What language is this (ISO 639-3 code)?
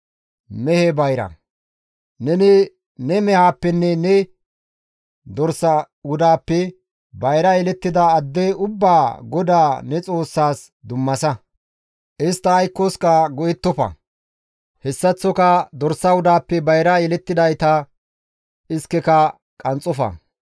gmv